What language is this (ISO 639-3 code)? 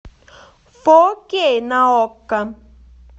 rus